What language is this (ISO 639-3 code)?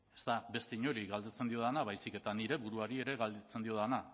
eus